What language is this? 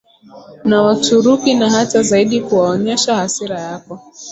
Swahili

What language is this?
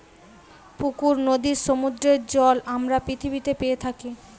Bangla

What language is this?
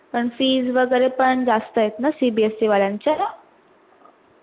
Marathi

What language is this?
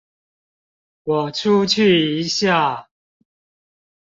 Chinese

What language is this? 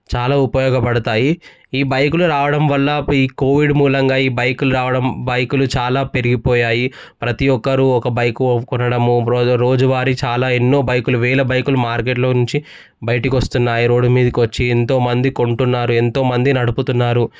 Telugu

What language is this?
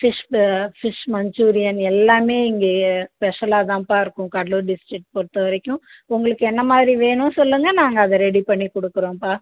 Tamil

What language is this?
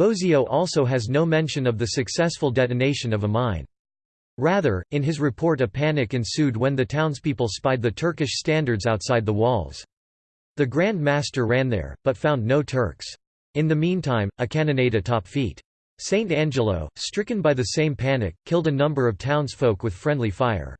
English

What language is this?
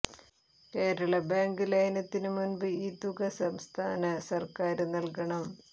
Malayalam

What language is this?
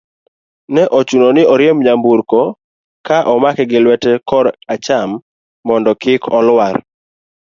Luo (Kenya and Tanzania)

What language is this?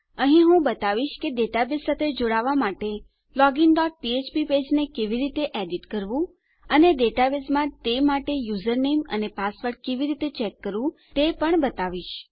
Gujarati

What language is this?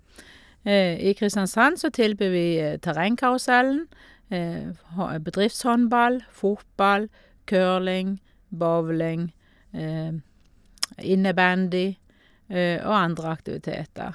Norwegian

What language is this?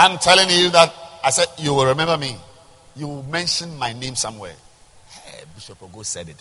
English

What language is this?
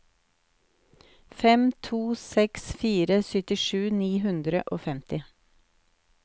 Norwegian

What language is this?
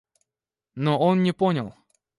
Russian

